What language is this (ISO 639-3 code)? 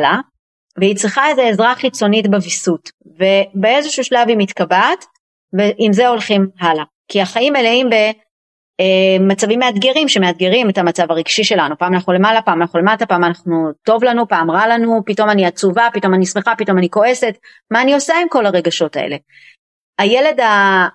heb